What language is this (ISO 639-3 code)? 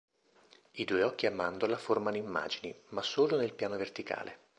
ita